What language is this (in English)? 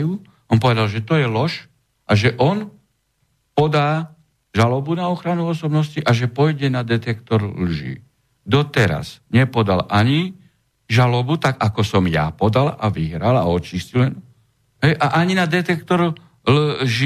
Slovak